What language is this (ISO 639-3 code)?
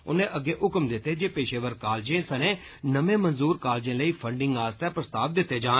doi